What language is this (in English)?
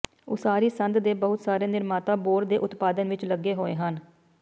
Punjabi